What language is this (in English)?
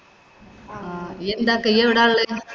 Malayalam